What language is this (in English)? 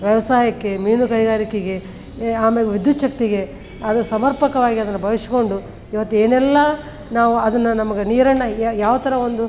Kannada